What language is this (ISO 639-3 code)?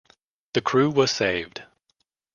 eng